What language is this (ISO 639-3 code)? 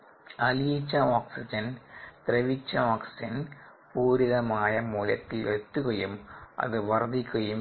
mal